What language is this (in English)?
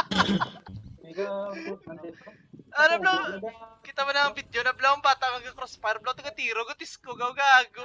Indonesian